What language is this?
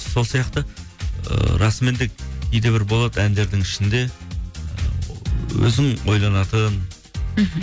Kazakh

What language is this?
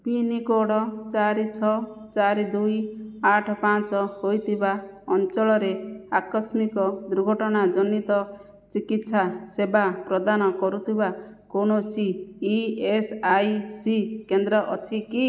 Odia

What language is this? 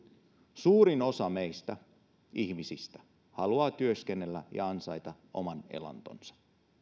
Finnish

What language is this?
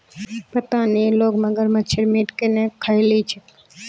Magahi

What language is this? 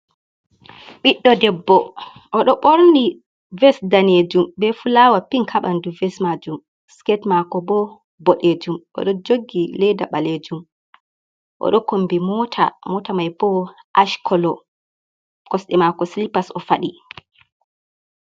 Fula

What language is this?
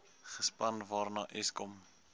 Afrikaans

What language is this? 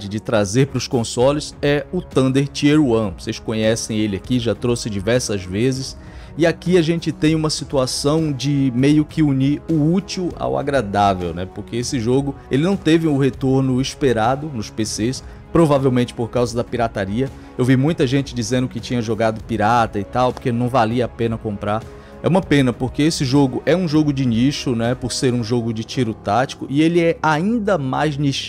Portuguese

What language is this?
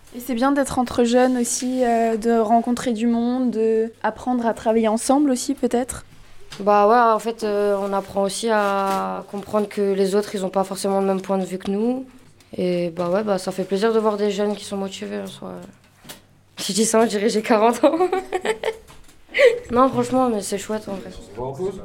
French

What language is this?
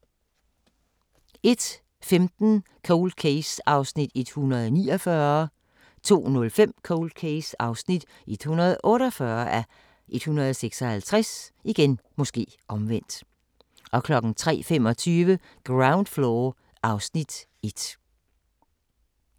Danish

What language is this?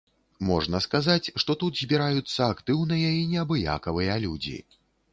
Belarusian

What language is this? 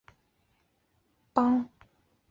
Chinese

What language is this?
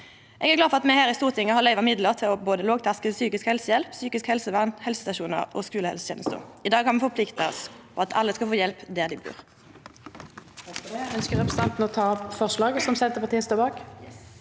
Norwegian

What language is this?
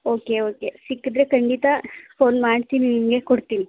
Kannada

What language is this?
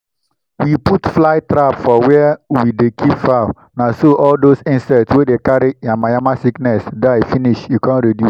Nigerian Pidgin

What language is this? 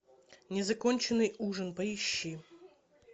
Russian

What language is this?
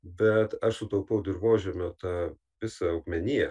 Lithuanian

